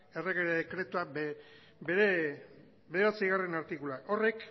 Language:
Basque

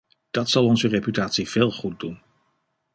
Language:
Dutch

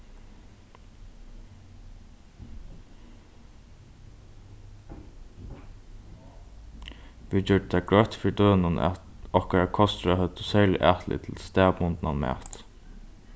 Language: Faroese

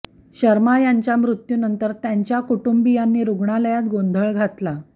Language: Marathi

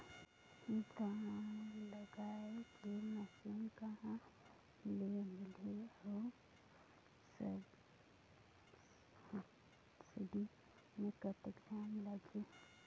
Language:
Chhattisgarhi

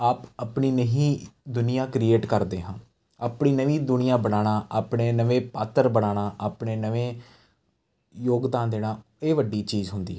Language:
Punjabi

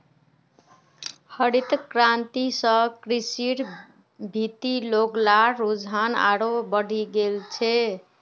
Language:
Magahi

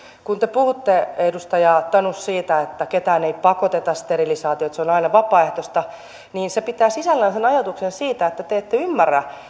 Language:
Finnish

